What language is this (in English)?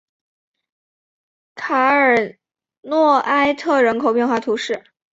Chinese